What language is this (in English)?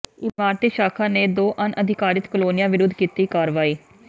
Punjabi